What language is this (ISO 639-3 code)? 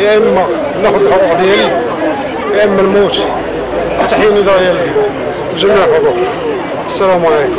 ara